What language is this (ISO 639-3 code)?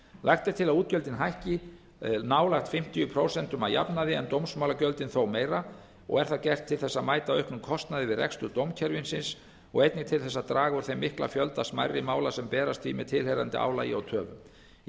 isl